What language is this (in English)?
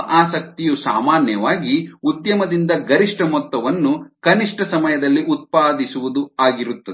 Kannada